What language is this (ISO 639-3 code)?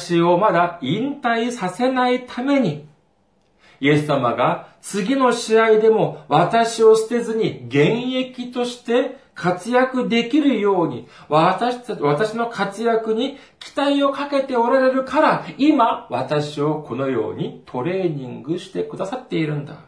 jpn